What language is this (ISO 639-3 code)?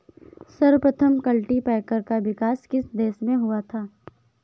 hin